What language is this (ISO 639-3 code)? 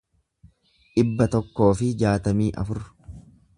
orm